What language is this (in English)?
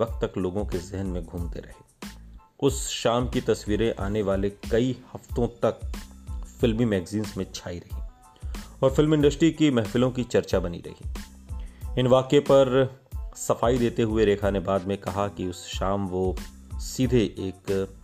Hindi